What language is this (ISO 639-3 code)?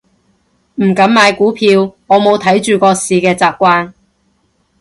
yue